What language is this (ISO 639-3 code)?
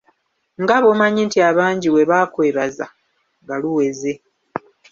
lug